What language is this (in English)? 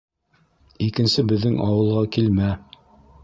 Bashkir